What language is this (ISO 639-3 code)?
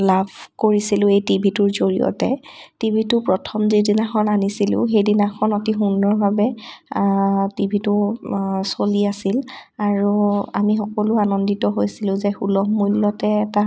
asm